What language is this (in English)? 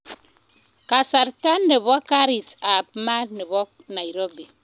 Kalenjin